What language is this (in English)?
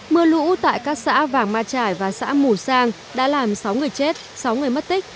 Vietnamese